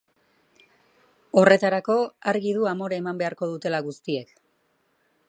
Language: Basque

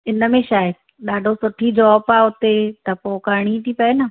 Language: Sindhi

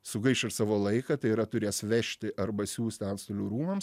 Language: Lithuanian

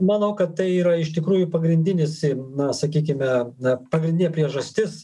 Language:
Lithuanian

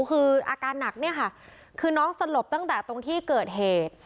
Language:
Thai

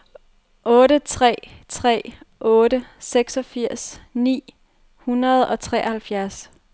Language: Danish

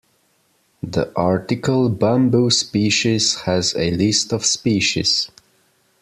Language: English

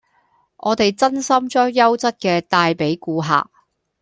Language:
Cantonese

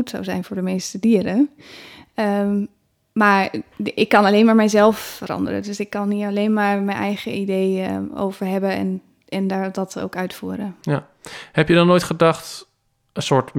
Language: Dutch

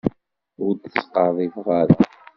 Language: Kabyle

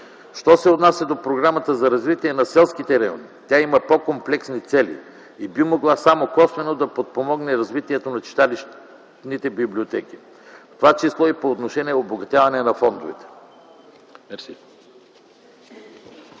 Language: Bulgarian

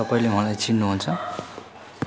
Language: Nepali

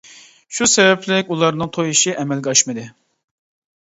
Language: Uyghur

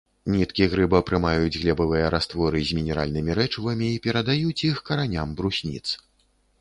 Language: Belarusian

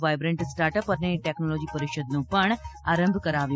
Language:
Gujarati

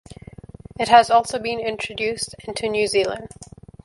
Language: English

